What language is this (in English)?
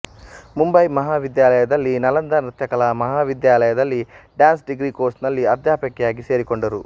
Kannada